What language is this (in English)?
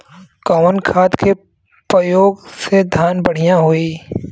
Bhojpuri